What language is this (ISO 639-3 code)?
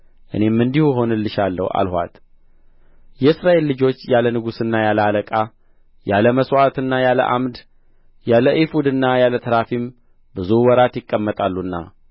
amh